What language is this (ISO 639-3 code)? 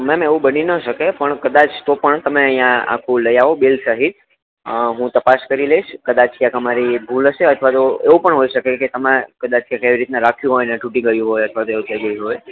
guj